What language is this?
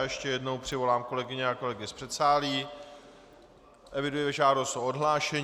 Czech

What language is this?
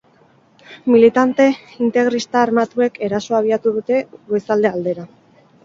Basque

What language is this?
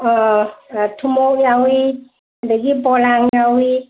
Manipuri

